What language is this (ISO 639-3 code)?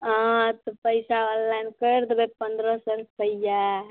mai